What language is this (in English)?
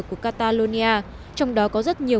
Vietnamese